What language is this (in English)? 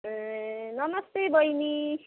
Nepali